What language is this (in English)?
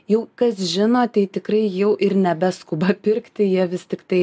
Lithuanian